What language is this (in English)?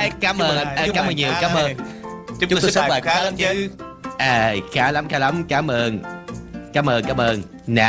Vietnamese